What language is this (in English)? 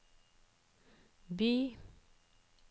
Norwegian